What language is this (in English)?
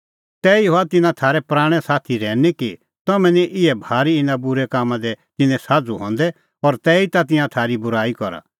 Kullu Pahari